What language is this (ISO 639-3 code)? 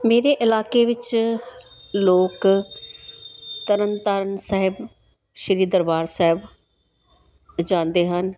pan